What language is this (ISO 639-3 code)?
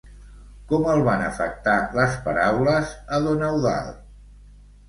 cat